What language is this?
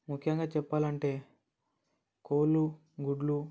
Telugu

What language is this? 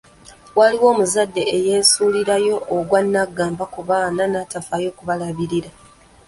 Ganda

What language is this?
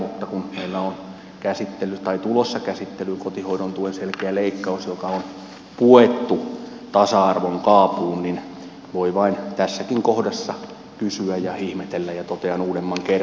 Finnish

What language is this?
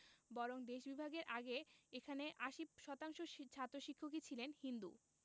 Bangla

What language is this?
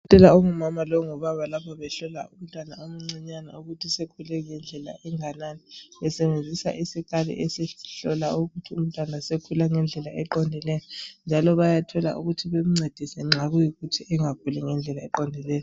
North Ndebele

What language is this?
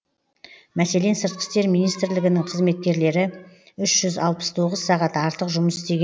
Kazakh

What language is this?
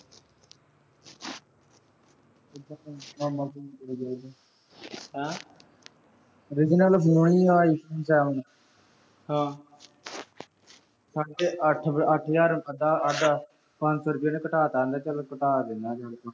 Punjabi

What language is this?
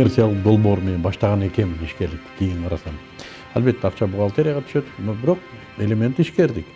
Turkish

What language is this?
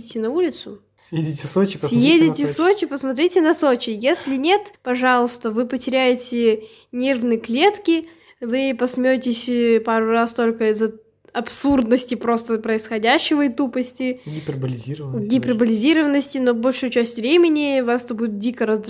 Russian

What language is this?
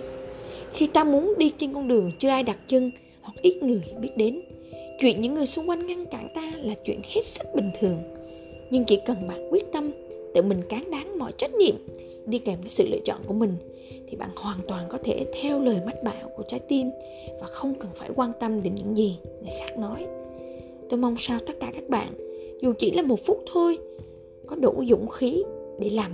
Vietnamese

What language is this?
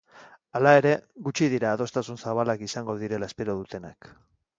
Basque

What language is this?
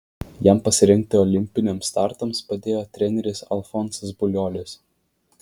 Lithuanian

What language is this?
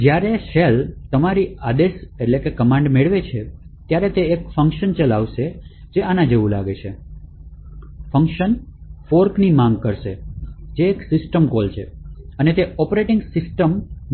Gujarati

